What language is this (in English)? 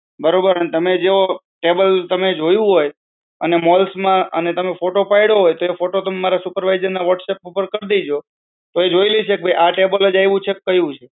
Gujarati